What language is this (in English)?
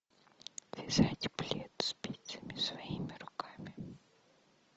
Russian